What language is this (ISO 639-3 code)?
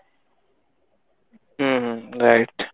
ori